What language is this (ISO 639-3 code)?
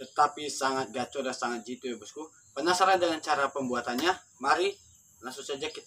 ind